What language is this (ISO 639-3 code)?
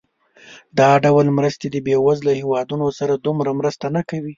pus